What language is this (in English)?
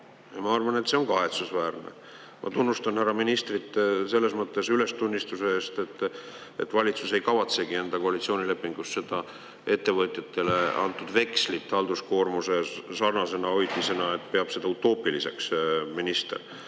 Estonian